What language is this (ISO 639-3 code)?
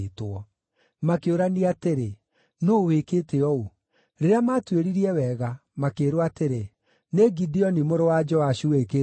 kik